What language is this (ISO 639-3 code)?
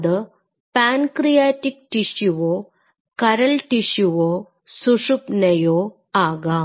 mal